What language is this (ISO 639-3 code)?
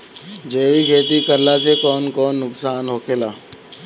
bho